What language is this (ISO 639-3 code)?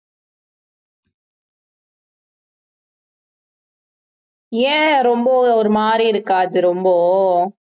tam